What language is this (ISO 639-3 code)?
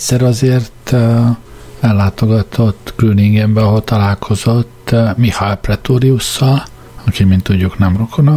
hun